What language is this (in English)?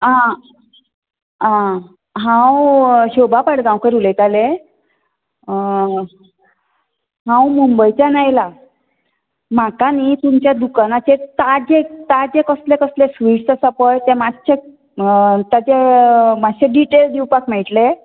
Konkani